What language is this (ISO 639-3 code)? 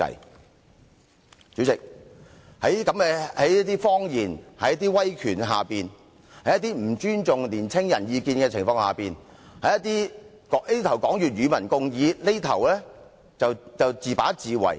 yue